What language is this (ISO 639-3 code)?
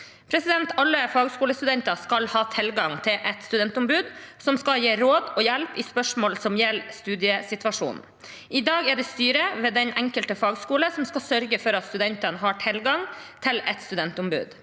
nor